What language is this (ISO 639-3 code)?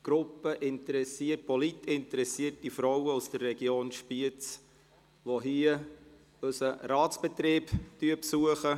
gsw